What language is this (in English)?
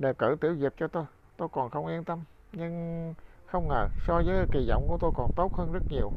Vietnamese